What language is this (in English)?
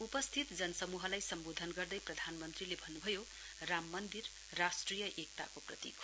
Nepali